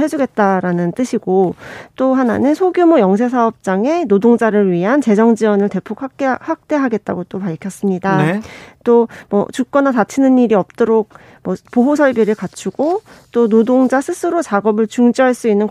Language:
Korean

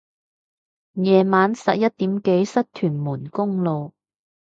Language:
Cantonese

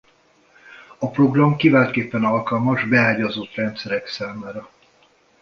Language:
Hungarian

